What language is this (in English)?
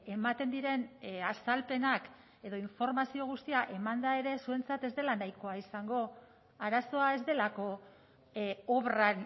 Basque